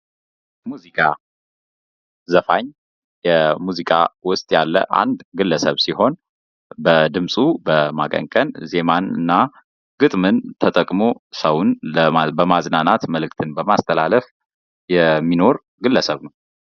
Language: Amharic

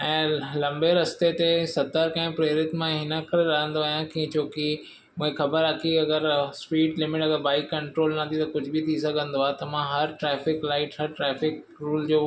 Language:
Sindhi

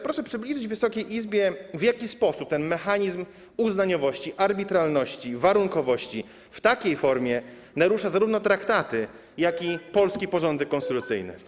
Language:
Polish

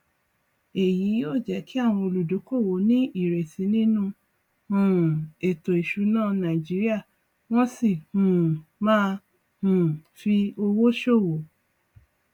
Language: Yoruba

